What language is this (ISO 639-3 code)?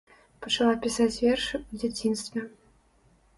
bel